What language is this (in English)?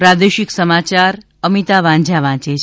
Gujarati